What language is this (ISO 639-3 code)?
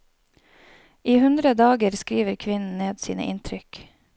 nor